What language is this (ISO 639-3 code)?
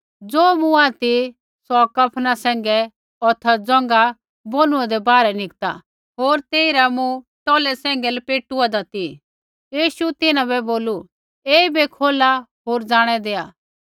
kfx